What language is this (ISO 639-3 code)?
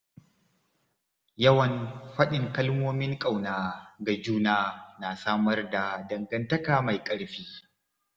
hau